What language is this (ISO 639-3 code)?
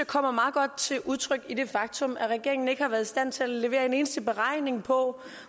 dan